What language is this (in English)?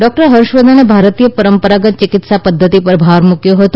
Gujarati